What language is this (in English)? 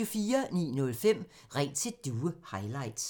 Danish